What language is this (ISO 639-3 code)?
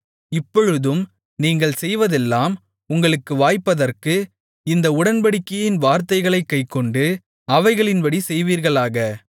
tam